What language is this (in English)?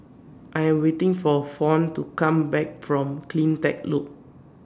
English